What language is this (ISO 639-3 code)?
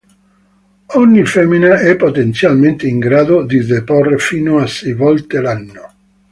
ita